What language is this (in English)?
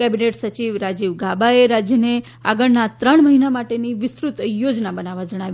Gujarati